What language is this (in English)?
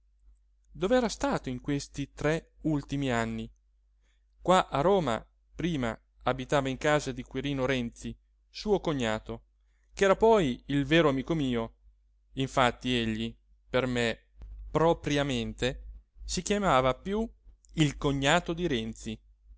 Italian